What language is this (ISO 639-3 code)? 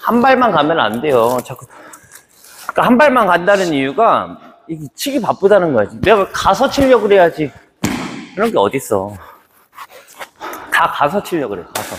kor